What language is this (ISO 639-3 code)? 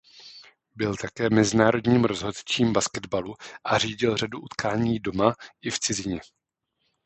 ces